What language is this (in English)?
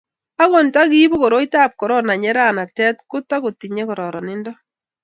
Kalenjin